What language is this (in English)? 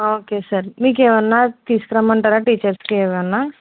Telugu